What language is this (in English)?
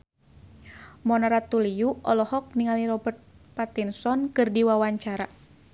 Sundanese